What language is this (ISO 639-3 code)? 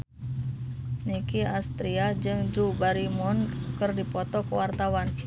sun